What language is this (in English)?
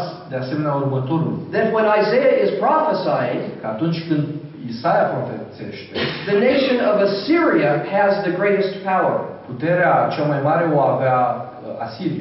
Romanian